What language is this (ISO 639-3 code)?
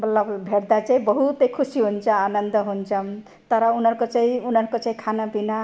nep